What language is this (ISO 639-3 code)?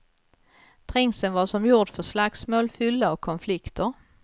swe